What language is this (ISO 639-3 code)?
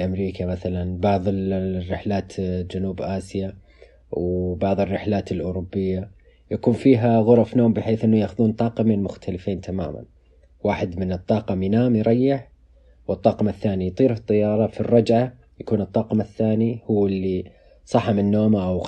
ara